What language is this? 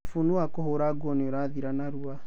Kikuyu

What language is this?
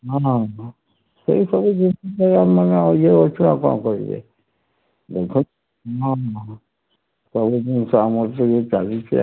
Odia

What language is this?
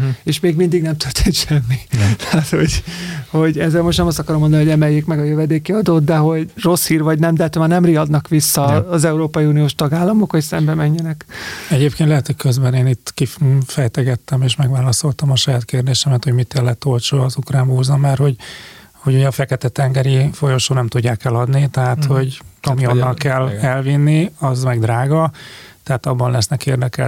Hungarian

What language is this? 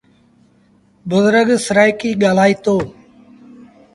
Sindhi Bhil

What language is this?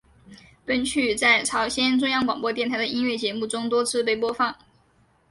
Chinese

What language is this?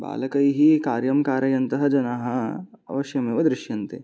Sanskrit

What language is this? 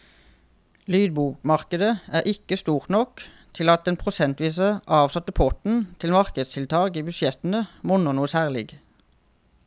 Norwegian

